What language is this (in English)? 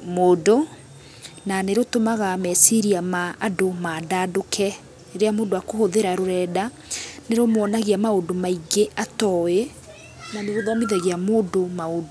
Kikuyu